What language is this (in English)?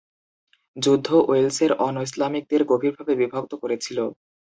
Bangla